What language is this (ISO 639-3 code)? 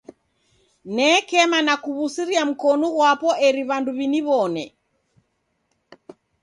dav